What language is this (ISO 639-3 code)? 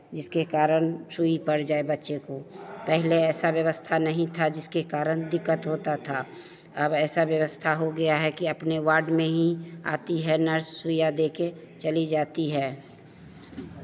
hin